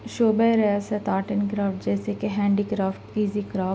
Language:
Urdu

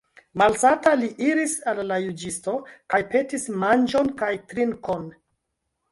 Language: Esperanto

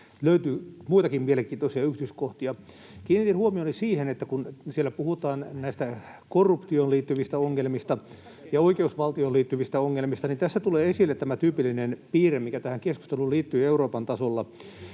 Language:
Finnish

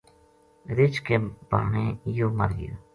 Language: Gujari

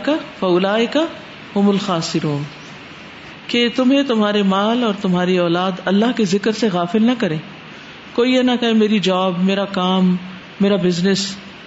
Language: Urdu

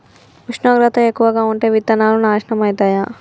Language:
Telugu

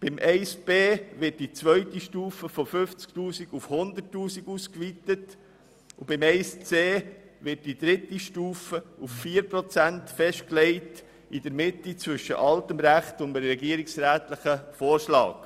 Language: Swiss German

